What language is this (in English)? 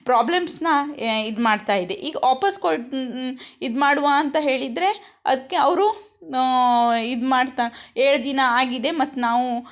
Kannada